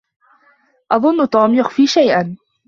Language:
Arabic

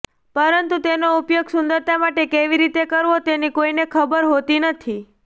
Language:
Gujarati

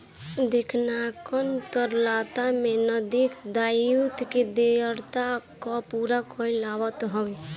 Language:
Bhojpuri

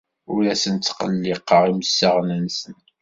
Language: Kabyle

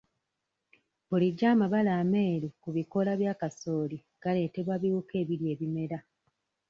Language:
Ganda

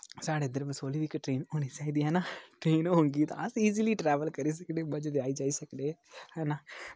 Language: Dogri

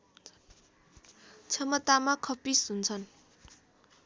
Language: Nepali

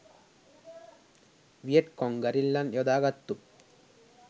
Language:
Sinhala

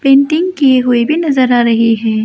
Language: Hindi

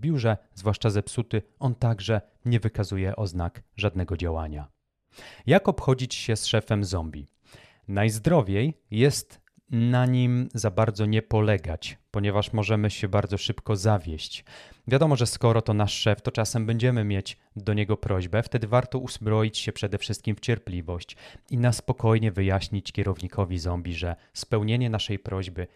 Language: Polish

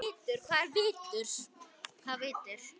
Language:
Icelandic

